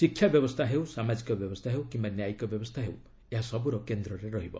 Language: Odia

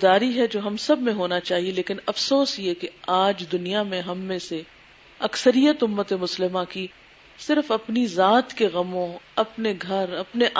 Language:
Urdu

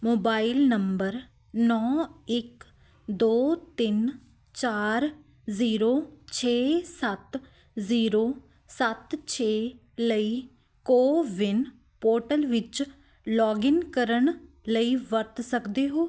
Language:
Punjabi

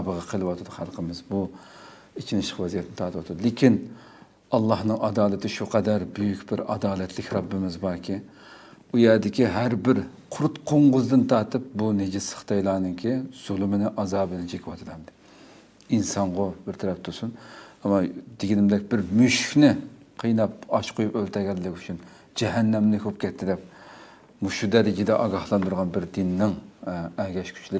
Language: Turkish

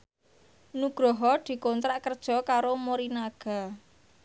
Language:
Javanese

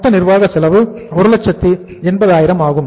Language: Tamil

